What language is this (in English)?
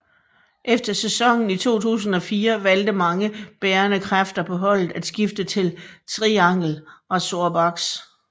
Danish